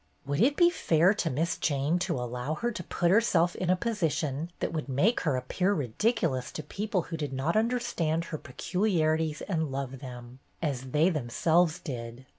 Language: English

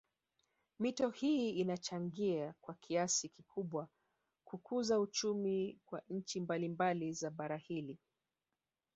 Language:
Swahili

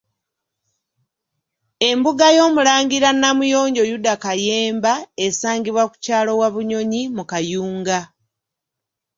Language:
Ganda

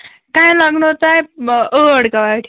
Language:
Kashmiri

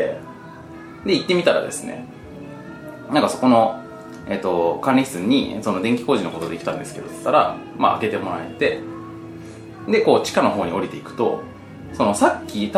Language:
Japanese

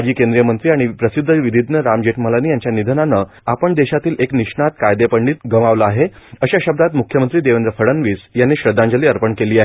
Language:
Marathi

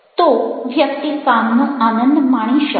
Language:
Gujarati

